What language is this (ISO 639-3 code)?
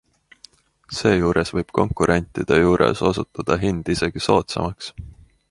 est